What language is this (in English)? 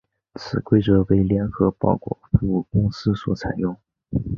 Chinese